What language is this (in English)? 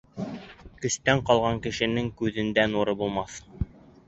Bashkir